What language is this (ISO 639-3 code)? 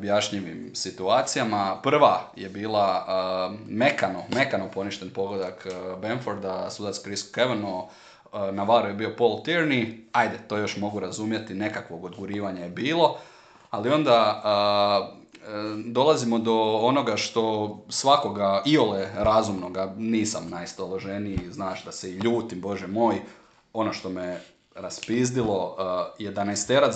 hrv